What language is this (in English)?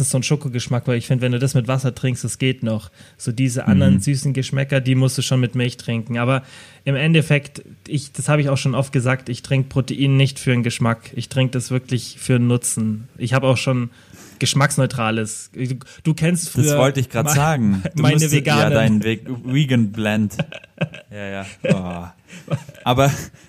German